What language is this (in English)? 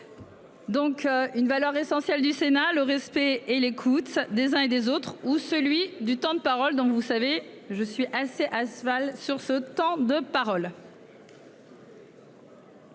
French